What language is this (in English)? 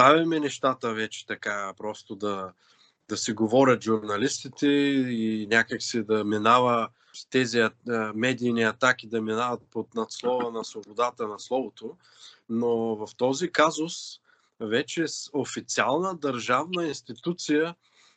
Bulgarian